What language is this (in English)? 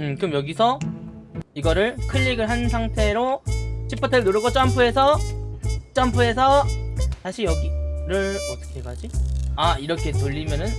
Korean